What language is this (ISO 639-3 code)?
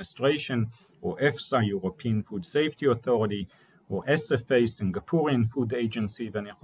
heb